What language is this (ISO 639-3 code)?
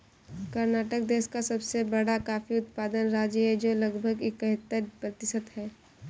hin